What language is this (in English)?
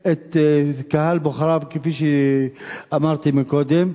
Hebrew